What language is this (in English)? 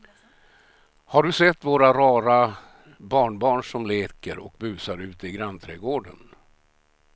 Swedish